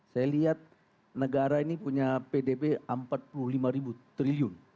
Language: Indonesian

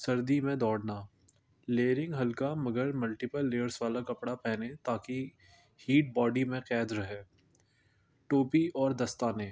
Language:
Urdu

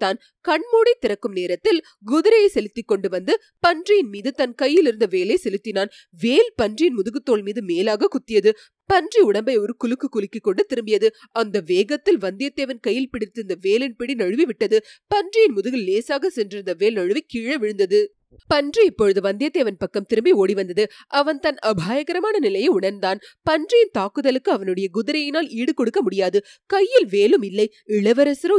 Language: Tamil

